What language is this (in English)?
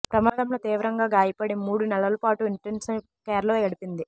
Telugu